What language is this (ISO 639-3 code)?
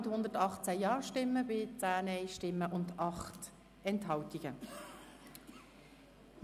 gsw